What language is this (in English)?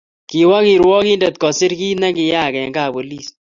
Kalenjin